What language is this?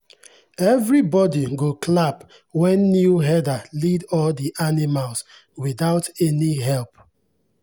Nigerian Pidgin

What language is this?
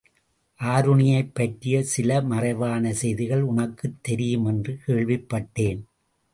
Tamil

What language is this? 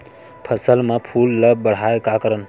Chhattisgarhi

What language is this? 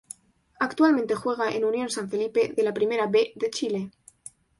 Spanish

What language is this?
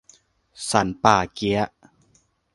Thai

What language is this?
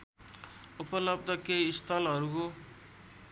Nepali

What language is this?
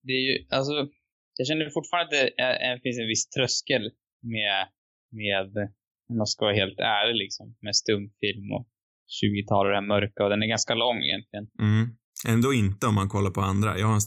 Swedish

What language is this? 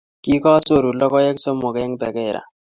Kalenjin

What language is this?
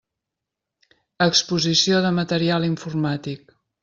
Catalan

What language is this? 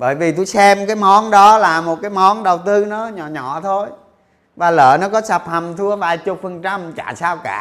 Vietnamese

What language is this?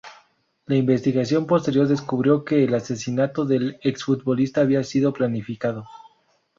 Spanish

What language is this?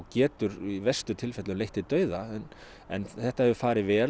Icelandic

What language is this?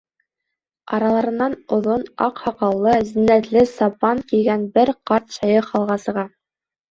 Bashkir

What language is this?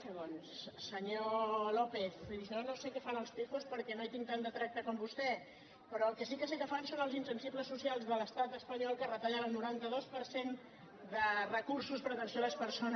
Catalan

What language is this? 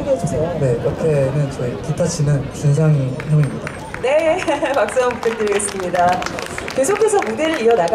Korean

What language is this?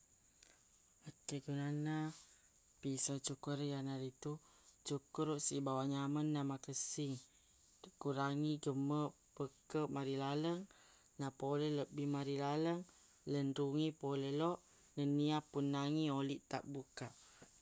Buginese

